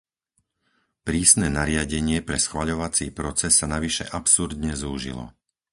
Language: Slovak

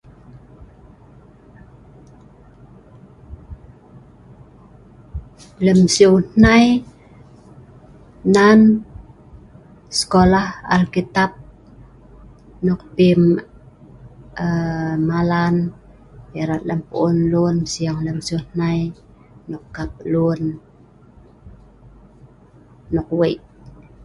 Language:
Sa'ban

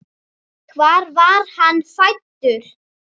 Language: Icelandic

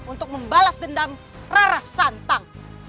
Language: Indonesian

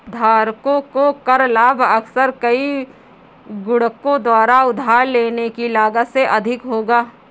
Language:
Hindi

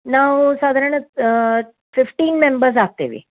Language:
Kannada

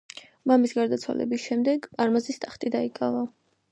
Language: Georgian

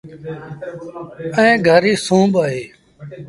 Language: Sindhi Bhil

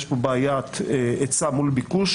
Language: Hebrew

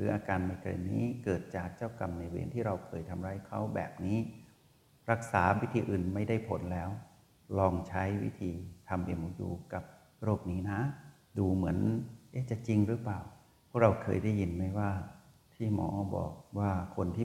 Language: Thai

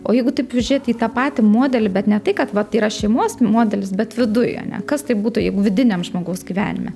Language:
Lithuanian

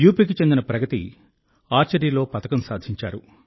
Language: Telugu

